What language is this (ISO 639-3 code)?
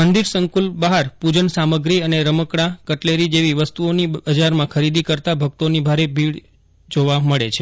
guj